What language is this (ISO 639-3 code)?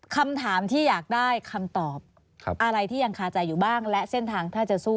tha